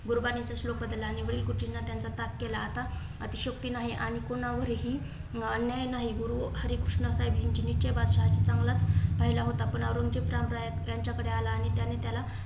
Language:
Marathi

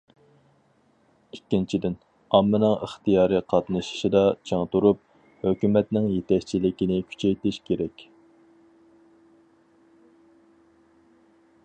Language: Uyghur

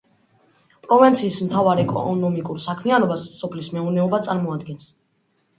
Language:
Georgian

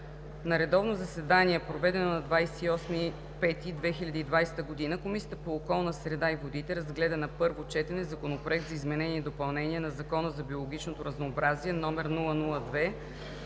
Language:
Bulgarian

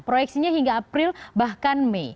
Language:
Indonesian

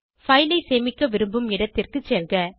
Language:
Tamil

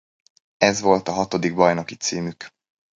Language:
Hungarian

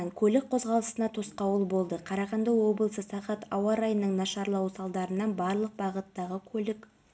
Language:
Kazakh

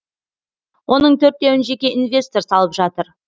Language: Kazakh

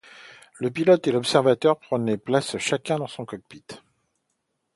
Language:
French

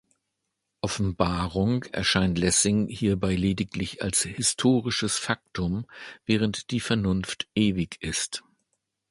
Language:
German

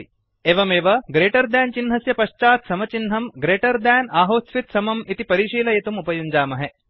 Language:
Sanskrit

